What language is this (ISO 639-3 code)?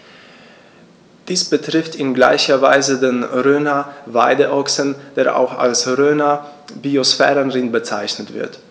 deu